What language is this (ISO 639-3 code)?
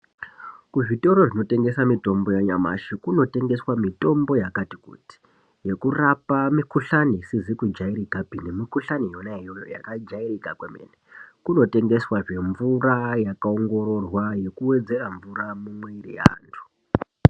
ndc